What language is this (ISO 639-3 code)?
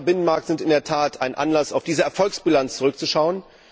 deu